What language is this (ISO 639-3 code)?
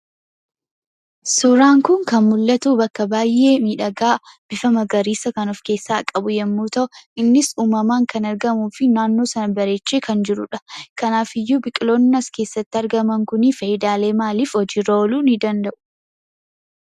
orm